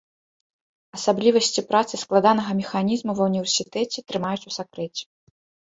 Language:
Belarusian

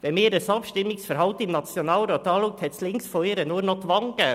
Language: Swiss German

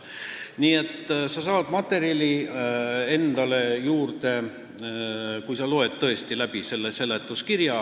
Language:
Estonian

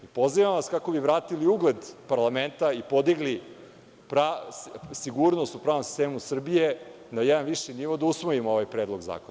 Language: Serbian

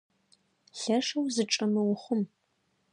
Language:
Adyghe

